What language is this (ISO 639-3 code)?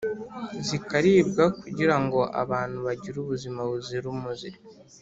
kin